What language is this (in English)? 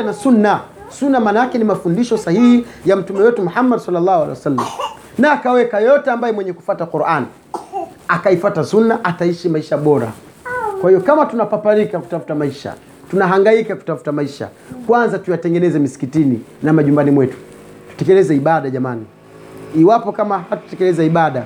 Swahili